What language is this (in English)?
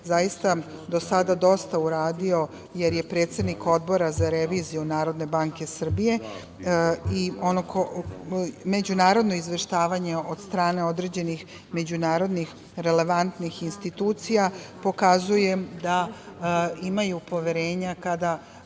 Serbian